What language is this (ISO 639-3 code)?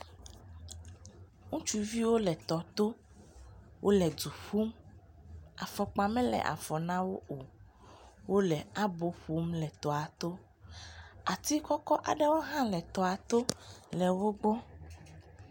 ewe